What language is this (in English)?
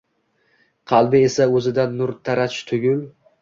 Uzbek